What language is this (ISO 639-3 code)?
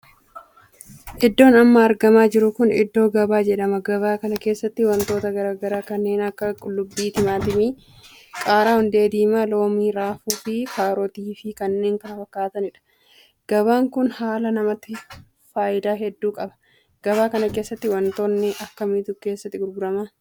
orm